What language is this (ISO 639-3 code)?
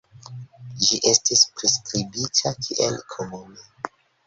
epo